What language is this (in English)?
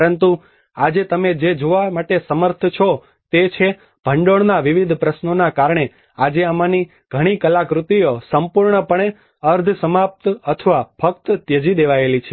Gujarati